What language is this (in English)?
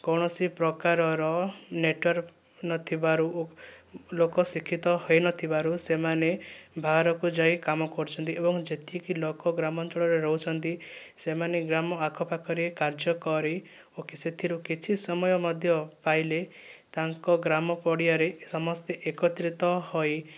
Odia